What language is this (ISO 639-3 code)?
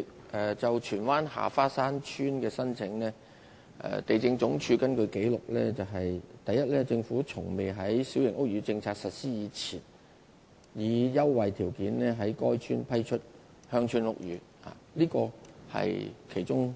yue